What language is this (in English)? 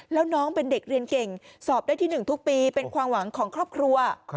Thai